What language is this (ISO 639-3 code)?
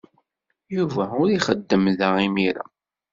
kab